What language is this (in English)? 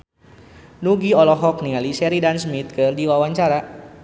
Sundanese